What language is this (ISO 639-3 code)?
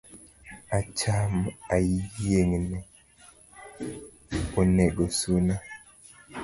luo